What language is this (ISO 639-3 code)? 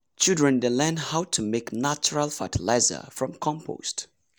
pcm